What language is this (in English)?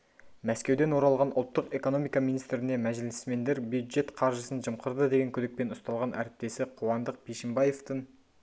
Kazakh